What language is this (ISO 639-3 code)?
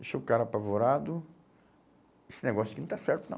por